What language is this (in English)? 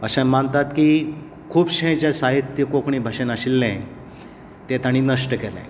Konkani